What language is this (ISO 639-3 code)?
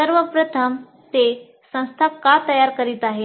mar